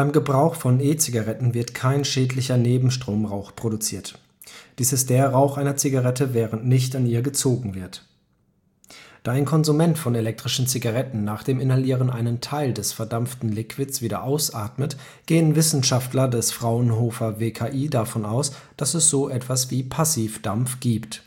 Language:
German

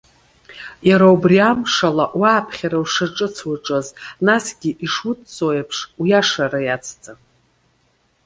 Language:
Abkhazian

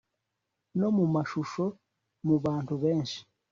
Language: Kinyarwanda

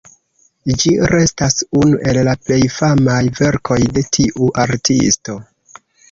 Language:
Esperanto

